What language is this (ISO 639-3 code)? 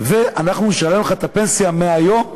heb